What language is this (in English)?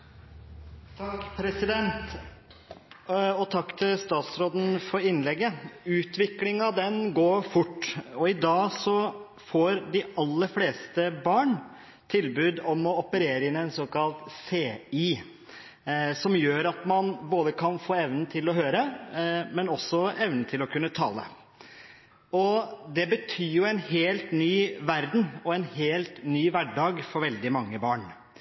Norwegian Bokmål